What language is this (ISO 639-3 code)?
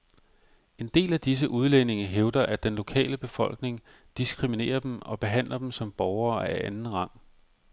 dan